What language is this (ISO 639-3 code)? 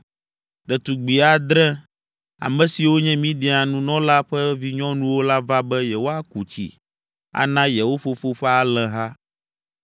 ewe